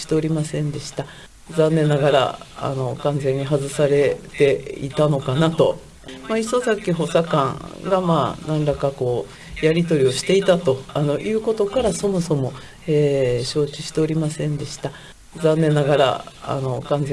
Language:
Japanese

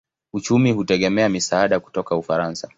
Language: Swahili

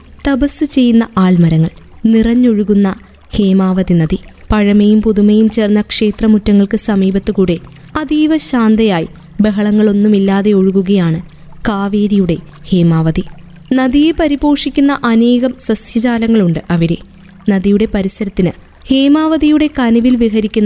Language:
Malayalam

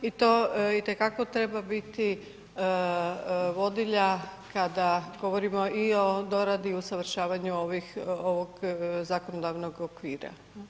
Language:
Croatian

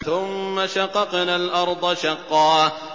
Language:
Arabic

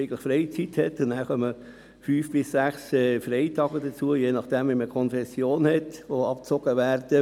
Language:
Swiss German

